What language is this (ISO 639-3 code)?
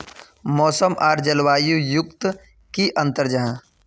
mag